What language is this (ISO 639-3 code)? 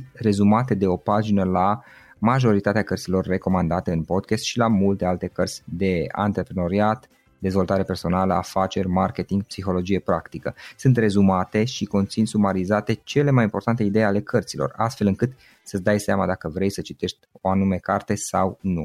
ron